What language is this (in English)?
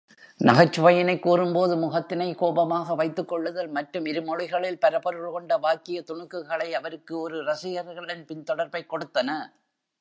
Tamil